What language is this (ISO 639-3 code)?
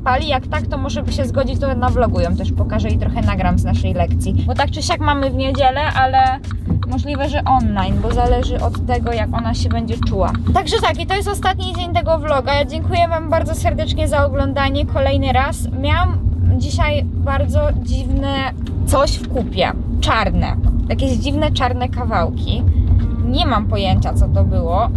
pol